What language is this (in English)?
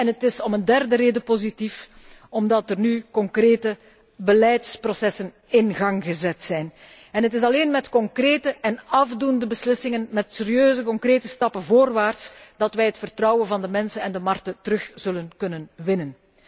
Dutch